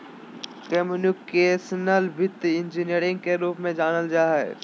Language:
Magahi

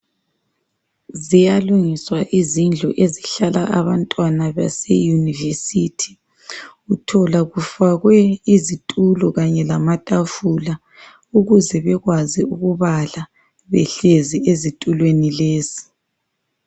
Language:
North Ndebele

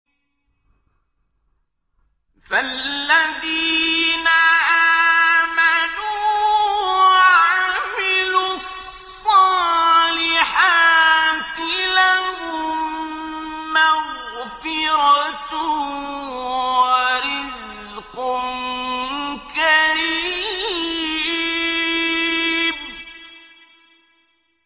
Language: Arabic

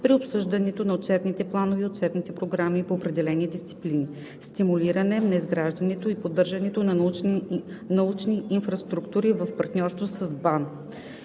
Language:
Bulgarian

